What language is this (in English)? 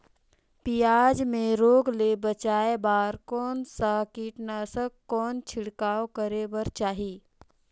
Chhattisgarhi